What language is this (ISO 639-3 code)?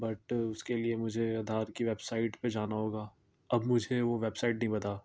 urd